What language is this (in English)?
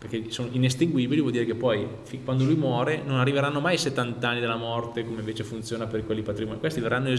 Italian